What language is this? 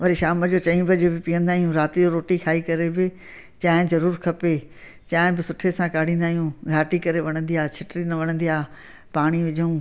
Sindhi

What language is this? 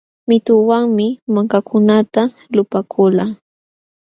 Jauja Wanca Quechua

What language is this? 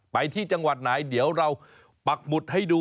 Thai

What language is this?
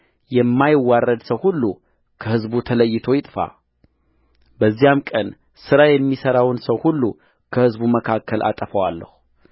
Amharic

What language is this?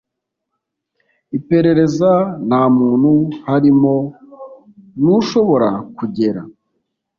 Kinyarwanda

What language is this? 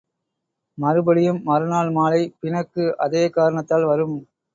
Tamil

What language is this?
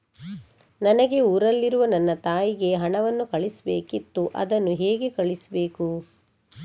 Kannada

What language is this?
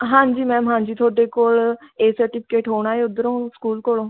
Punjabi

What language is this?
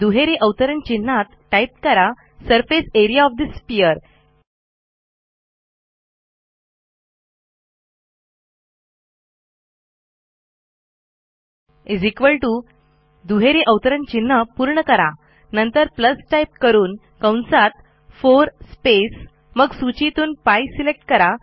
Marathi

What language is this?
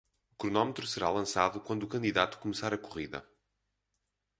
Portuguese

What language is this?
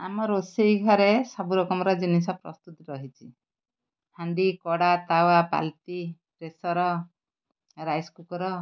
Odia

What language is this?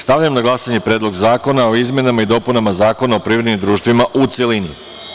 Serbian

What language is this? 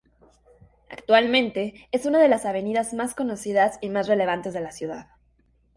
Spanish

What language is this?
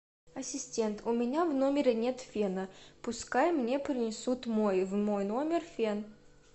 Russian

